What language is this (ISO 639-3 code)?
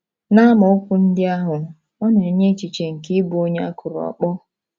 ibo